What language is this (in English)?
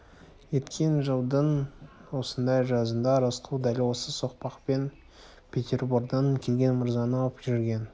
Kazakh